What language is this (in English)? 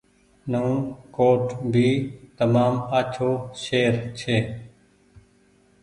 Goaria